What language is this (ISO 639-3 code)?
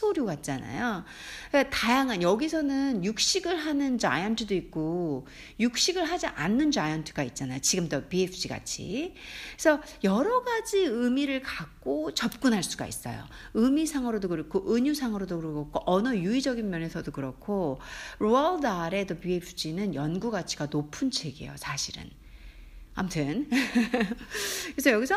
kor